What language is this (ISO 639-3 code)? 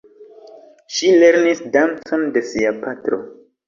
epo